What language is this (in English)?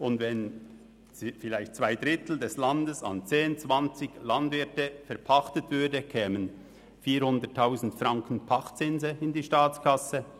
Swiss German